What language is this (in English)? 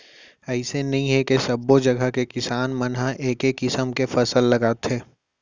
Chhattisgarhi